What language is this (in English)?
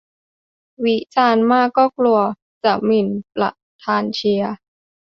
Thai